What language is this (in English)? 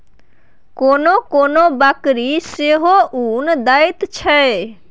Maithili